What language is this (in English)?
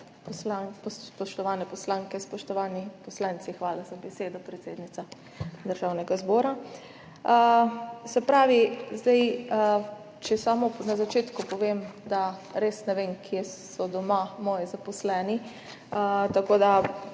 Slovenian